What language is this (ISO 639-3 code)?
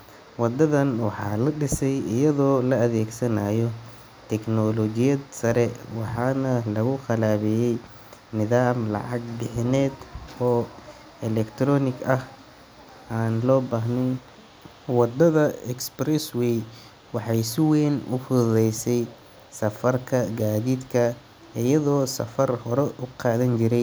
som